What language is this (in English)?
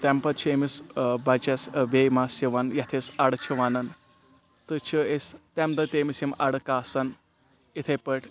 Kashmiri